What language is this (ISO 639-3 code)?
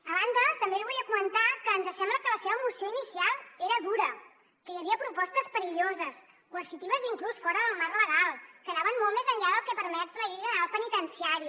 cat